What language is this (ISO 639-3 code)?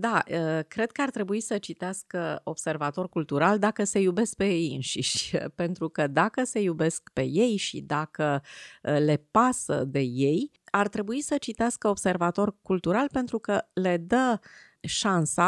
ron